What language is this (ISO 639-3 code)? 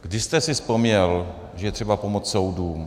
ces